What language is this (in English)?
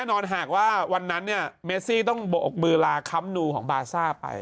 Thai